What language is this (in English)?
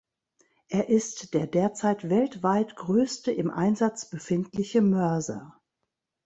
German